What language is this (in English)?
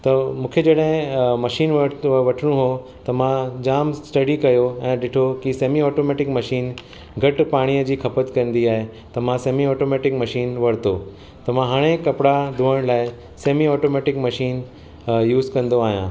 Sindhi